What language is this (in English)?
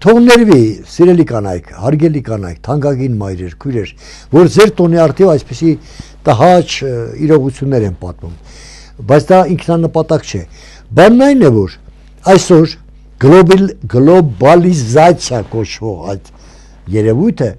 Turkish